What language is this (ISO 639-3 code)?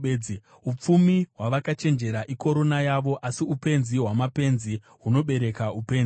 sna